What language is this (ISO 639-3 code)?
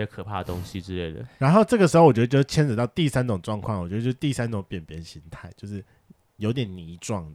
zho